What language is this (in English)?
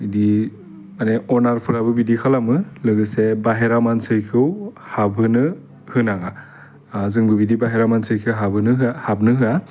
Bodo